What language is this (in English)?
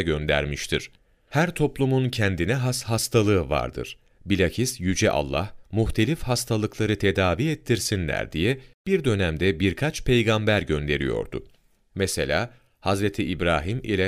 Turkish